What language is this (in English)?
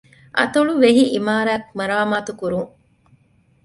Divehi